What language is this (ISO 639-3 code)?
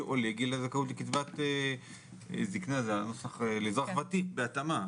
heb